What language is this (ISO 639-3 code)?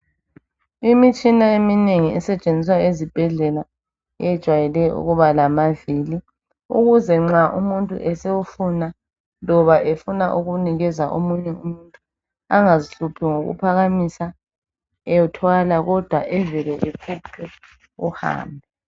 nde